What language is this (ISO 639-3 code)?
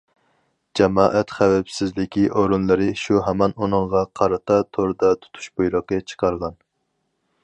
uig